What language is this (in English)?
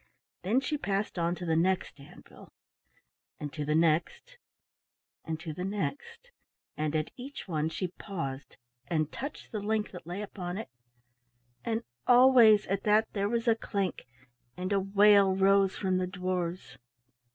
English